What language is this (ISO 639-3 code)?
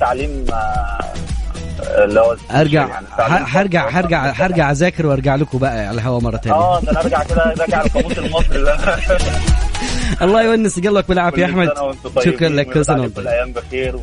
ara